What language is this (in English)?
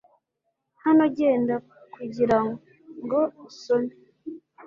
Kinyarwanda